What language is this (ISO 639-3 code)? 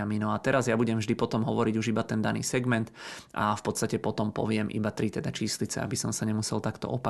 ces